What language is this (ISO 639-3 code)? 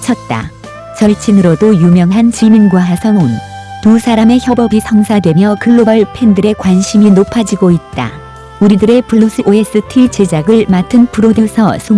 kor